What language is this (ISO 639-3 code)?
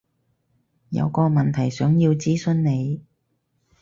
yue